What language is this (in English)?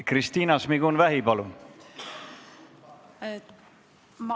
Estonian